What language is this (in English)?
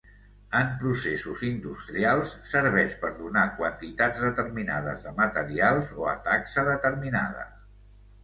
Catalan